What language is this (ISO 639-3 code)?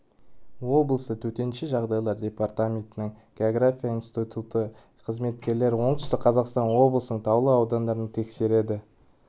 kaz